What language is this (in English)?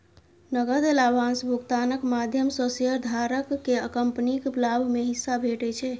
Maithili